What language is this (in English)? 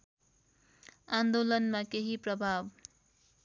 Nepali